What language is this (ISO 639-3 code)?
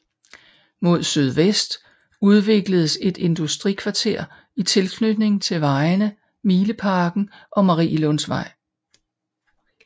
dan